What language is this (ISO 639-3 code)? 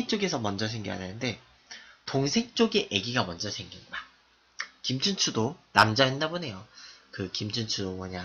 kor